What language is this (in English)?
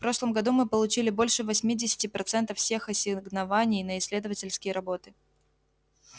Russian